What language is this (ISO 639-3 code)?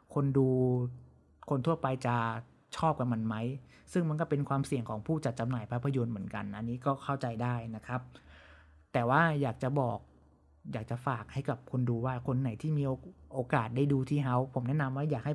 tha